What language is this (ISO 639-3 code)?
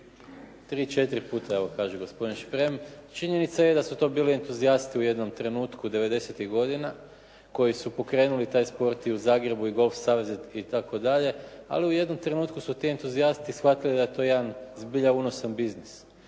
hrv